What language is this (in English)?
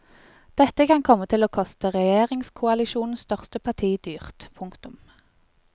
Norwegian